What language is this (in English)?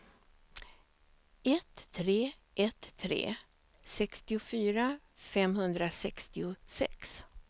Swedish